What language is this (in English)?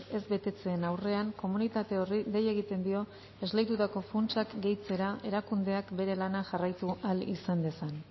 Basque